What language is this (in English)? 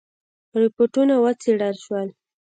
Pashto